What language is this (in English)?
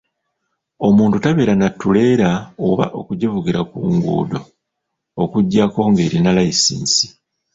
Ganda